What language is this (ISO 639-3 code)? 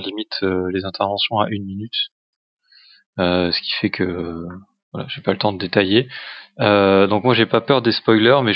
fra